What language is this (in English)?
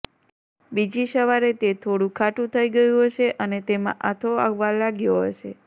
Gujarati